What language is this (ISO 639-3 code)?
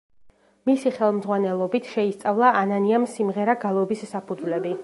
kat